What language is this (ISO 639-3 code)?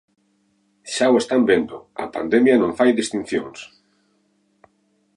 glg